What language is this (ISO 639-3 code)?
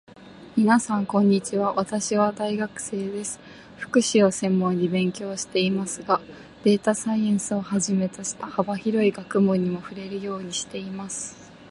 jpn